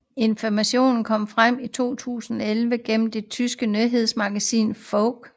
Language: Danish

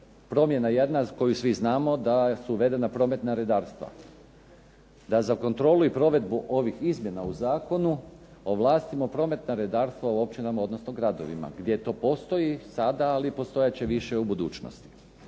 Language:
Croatian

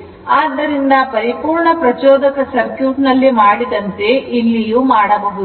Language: Kannada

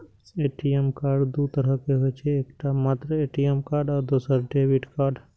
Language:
Maithili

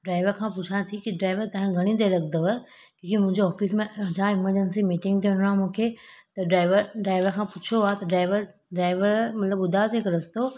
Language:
Sindhi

